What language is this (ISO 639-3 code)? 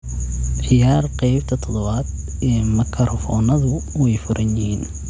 som